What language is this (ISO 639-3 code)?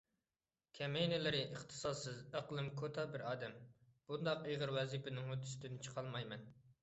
uig